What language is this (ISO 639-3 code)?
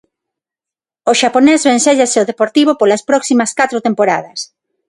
glg